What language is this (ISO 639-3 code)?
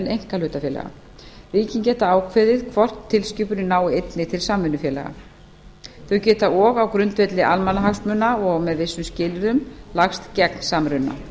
isl